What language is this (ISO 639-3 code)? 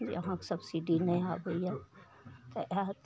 mai